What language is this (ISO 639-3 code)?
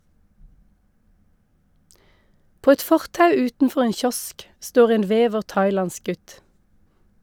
nor